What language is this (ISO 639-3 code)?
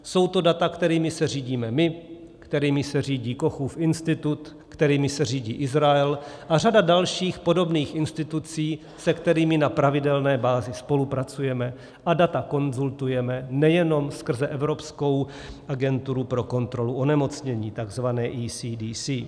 ces